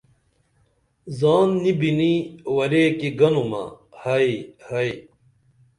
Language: Dameli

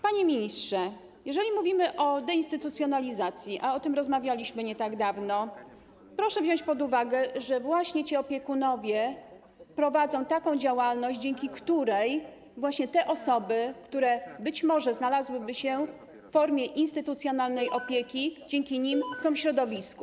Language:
Polish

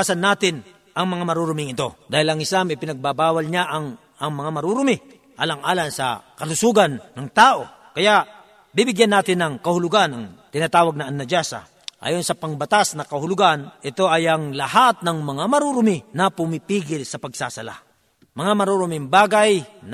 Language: Filipino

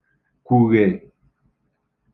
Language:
Igbo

